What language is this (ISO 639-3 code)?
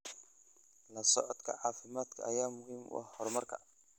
som